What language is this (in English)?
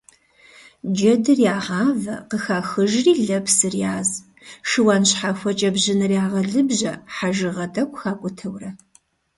Kabardian